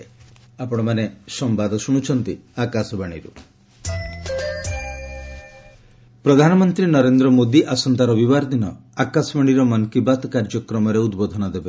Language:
Odia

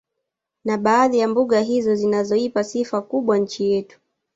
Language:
Swahili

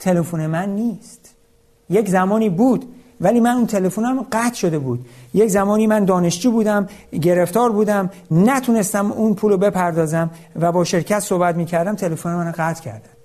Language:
Persian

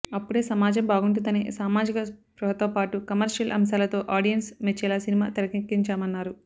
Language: Telugu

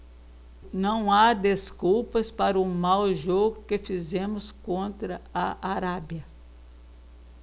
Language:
Portuguese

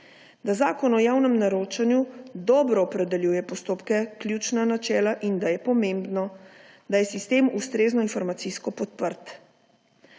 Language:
Slovenian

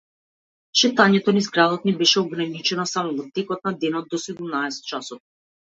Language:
Macedonian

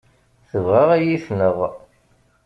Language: Kabyle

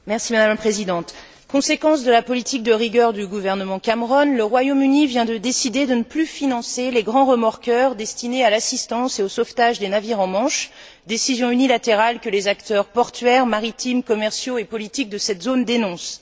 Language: French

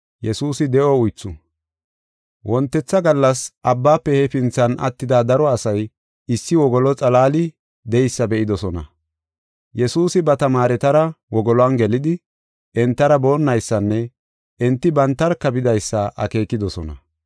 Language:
Gofa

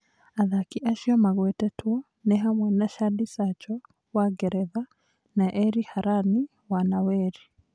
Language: Kikuyu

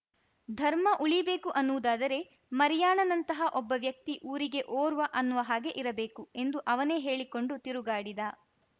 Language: Kannada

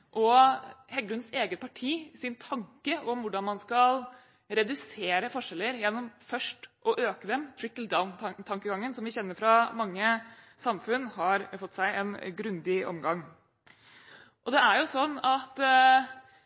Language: Norwegian Bokmål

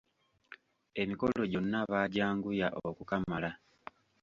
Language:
Ganda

